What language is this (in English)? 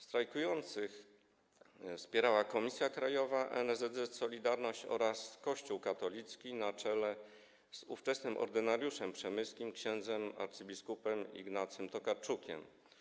Polish